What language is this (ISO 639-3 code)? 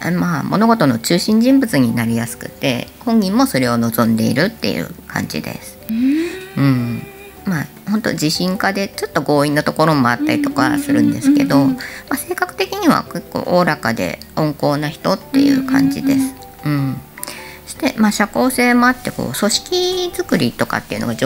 jpn